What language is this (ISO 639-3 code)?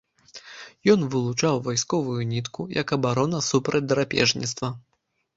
bel